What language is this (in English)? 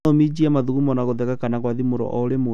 Kikuyu